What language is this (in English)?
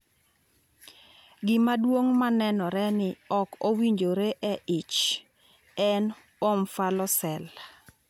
Luo (Kenya and Tanzania)